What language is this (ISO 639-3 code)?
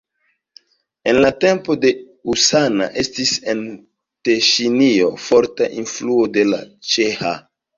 epo